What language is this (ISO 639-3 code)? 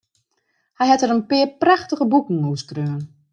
fry